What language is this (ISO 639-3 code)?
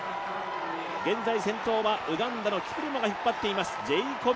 jpn